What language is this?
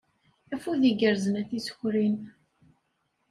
Kabyle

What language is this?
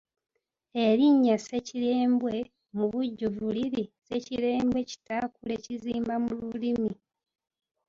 Ganda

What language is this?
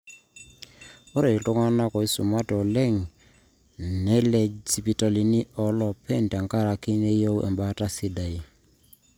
Masai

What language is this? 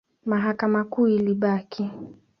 Swahili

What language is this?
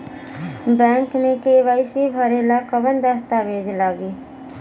Bhojpuri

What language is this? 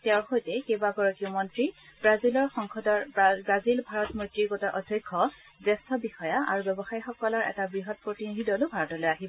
Assamese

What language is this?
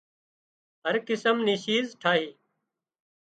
Wadiyara Koli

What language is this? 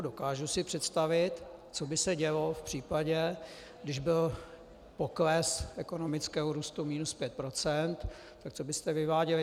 Czech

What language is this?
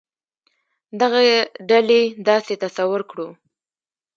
Pashto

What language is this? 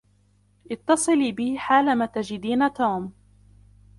Arabic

